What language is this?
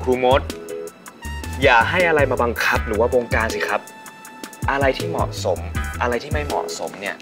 Thai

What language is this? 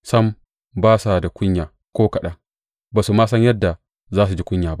Hausa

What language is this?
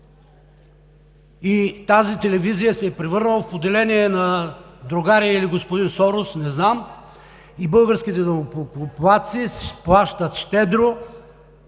Bulgarian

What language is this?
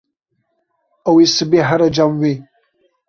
Kurdish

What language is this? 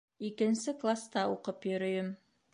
Bashkir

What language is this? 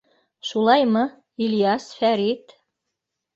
Bashkir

